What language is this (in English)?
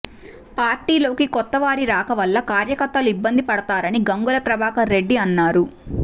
Telugu